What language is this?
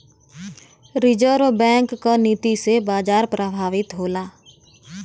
Bhojpuri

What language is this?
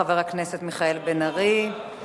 Hebrew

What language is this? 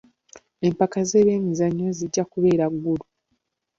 Ganda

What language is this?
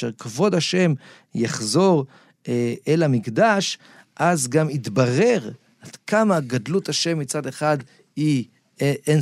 Hebrew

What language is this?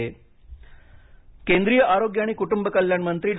Marathi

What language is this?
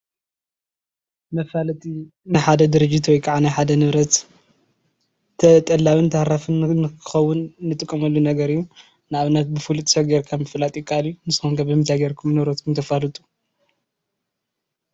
Tigrinya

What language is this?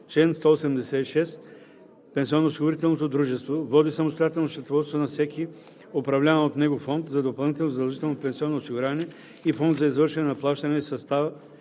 Bulgarian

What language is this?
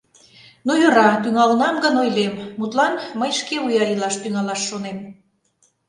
Mari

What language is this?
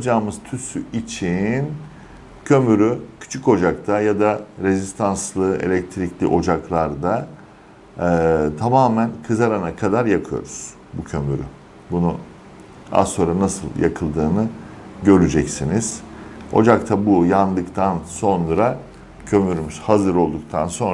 Turkish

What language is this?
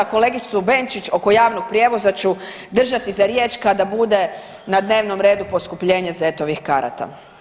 Croatian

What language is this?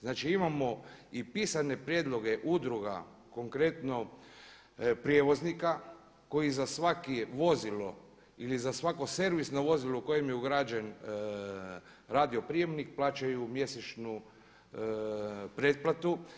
Croatian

